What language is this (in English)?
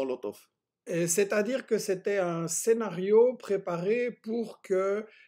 French